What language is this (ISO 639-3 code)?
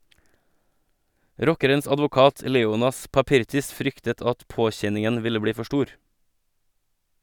nor